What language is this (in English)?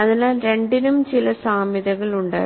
Malayalam